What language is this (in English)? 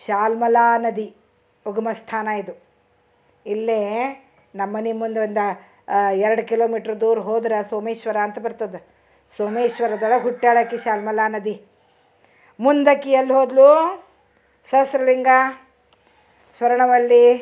Kannada